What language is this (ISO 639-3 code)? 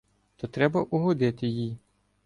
ukr